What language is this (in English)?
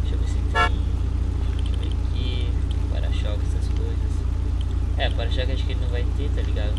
Portuguese